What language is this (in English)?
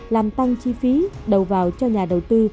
Vietnamese